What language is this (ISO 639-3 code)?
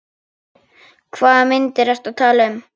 isl